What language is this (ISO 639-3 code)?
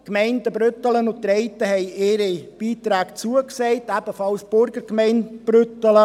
gsw